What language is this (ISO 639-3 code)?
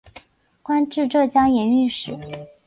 zho